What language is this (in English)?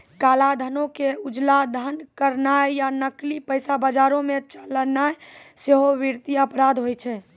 Maithili